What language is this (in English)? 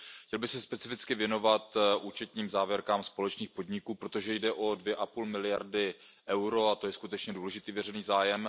Czech